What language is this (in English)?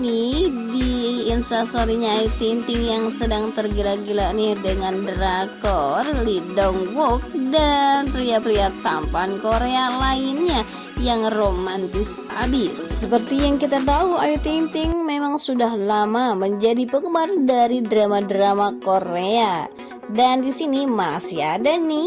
Indonesian